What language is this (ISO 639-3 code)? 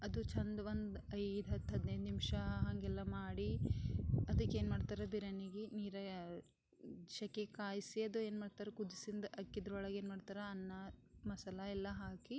kan